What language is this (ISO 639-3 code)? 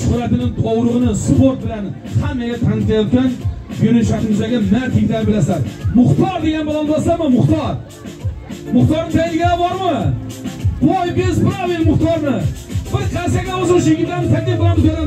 tur